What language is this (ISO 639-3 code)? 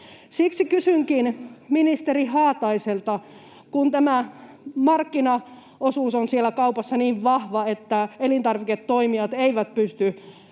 fin